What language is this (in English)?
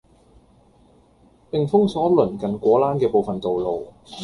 Cantonese